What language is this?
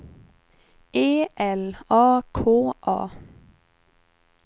Swedish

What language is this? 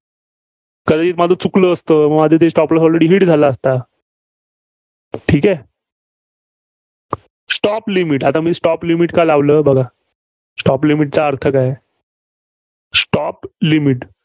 Marathi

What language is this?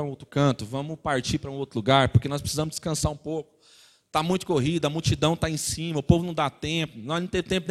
Portuguese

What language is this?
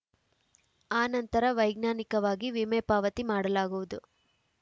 Kannada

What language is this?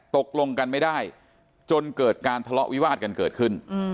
Thai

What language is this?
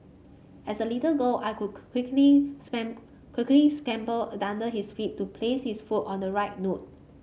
English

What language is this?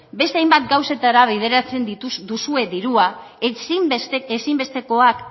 Basque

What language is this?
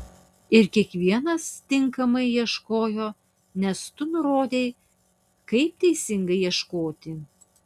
Lithuanian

